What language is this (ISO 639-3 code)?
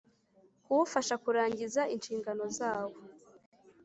kin